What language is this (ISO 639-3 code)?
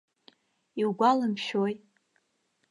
abk